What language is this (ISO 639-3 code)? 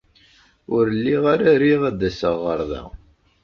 kab